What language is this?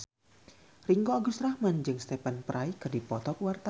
Sundanese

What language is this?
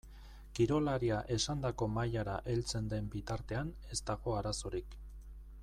Basque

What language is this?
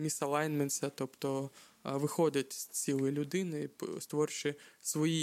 Ukrainian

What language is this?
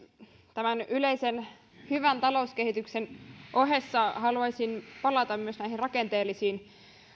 Finnish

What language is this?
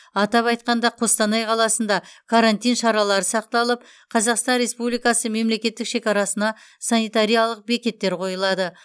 Kazakh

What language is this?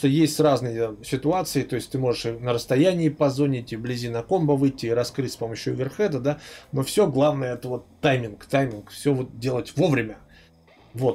Russian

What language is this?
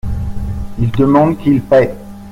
French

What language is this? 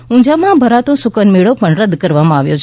Gujarati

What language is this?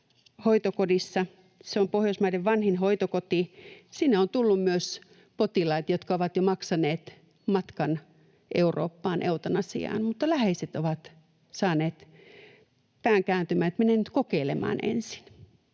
Finnish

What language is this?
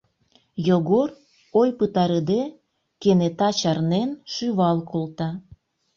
Mari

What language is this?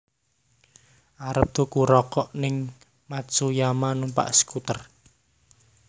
Javanese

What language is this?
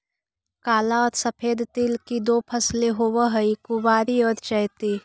Magahi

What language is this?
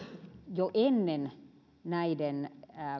Finnish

